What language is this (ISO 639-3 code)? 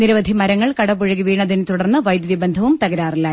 mal